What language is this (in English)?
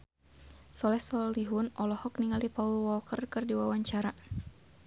Sundanese